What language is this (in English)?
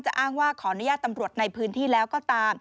Thai